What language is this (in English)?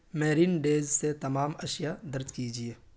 Urdu